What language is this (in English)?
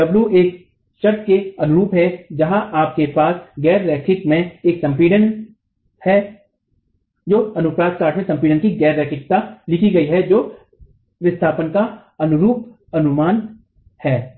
Hindi